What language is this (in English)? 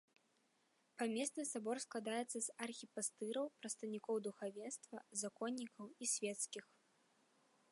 Belarusian